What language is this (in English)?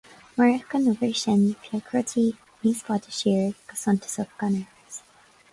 Irish